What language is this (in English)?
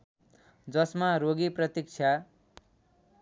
Nepali